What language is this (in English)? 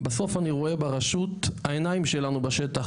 Hebrew